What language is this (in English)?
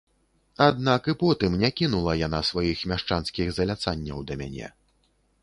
Belarusian